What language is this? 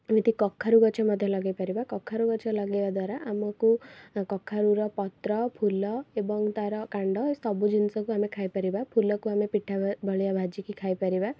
Odia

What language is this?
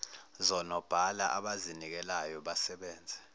Zulu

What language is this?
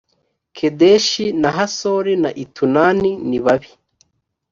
Kinyarwanda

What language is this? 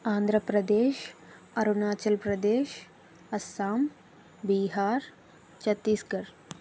Telugu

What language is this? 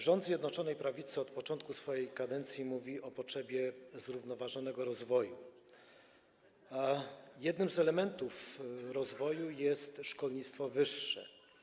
Polish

